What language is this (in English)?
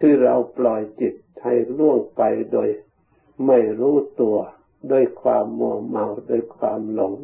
Thai